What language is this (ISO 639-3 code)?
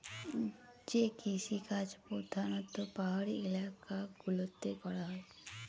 ben